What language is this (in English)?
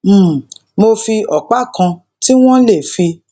Yoruba